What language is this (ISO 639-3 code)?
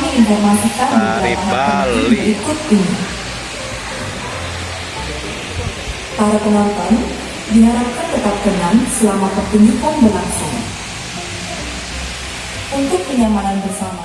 ind